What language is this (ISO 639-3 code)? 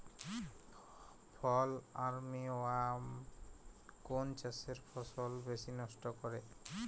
ben